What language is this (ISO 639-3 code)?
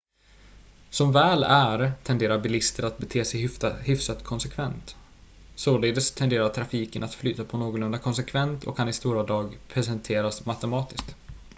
swe